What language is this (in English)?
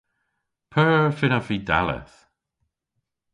Cornish